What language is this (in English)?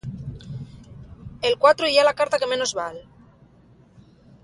Asturian